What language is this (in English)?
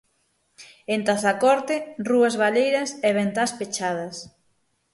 Galician